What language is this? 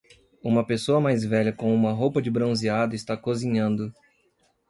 Portuguese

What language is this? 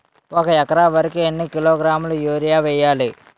Telugu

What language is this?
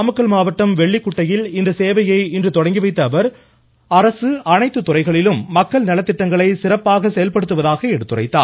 Tamil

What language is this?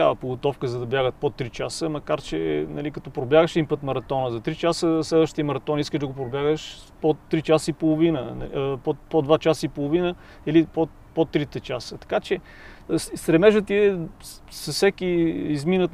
Bulgarian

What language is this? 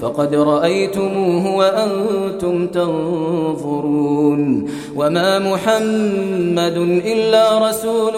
Arabic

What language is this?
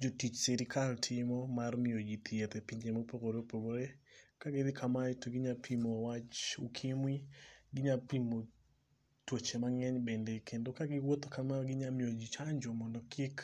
Luo (Kenya and Tanzania)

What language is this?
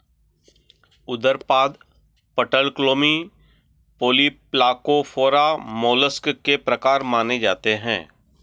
Hindi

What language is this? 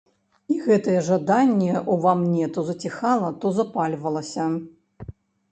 Belarusian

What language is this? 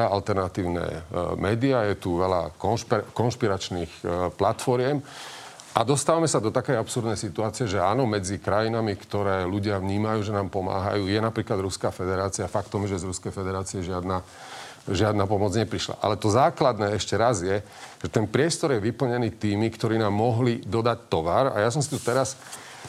Slovak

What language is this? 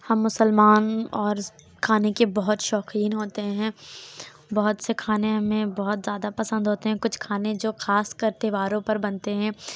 Urdu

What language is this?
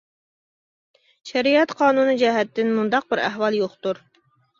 Uyghur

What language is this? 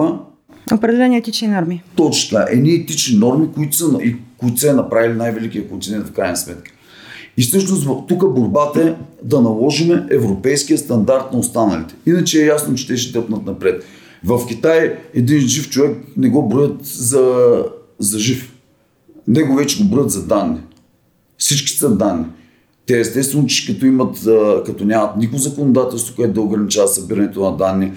Bulgarian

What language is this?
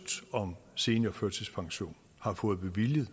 Danish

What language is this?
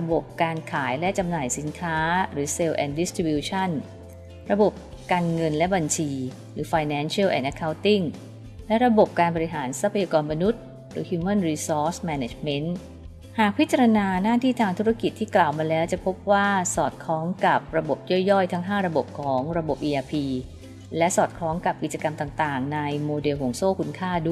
Thai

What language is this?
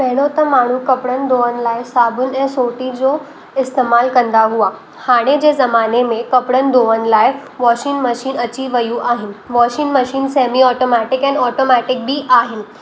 Sindhi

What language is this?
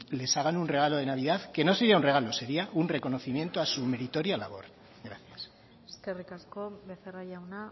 Spanish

